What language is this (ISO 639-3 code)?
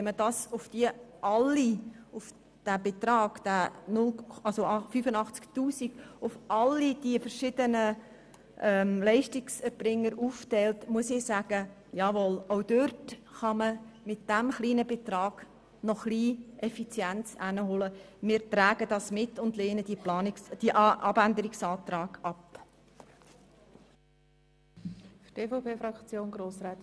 gsw